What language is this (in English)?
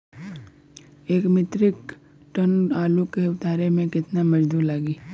Bhojpuri